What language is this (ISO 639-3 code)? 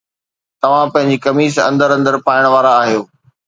snd